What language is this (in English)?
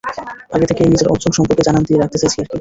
Bangla